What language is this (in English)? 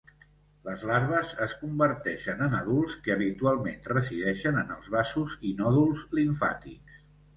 Catalan